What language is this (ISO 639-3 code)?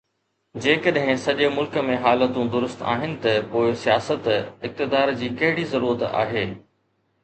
snd